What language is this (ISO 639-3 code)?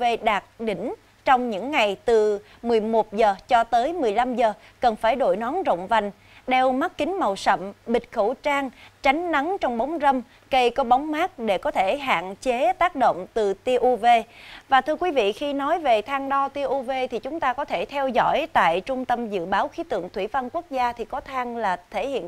vie